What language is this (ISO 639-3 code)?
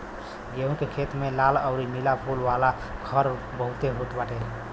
bho